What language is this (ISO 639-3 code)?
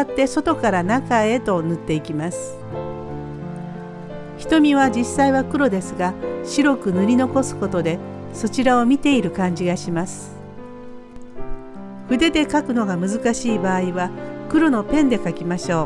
jpn